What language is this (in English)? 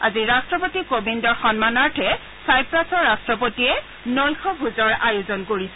Assamese